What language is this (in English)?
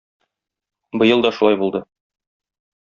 Tatar